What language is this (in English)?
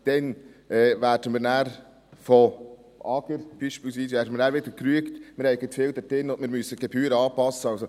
Swiss German